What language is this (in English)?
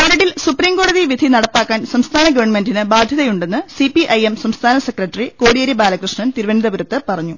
Malayalam